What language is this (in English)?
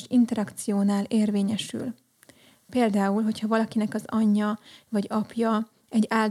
Hungarian